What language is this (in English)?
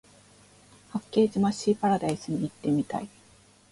Japanese